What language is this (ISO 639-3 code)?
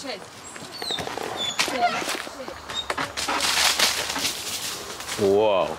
ron